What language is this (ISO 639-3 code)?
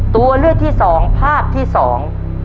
tha